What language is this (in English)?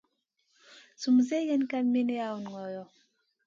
Masana